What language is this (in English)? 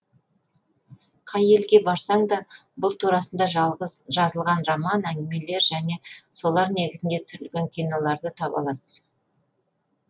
Kazakh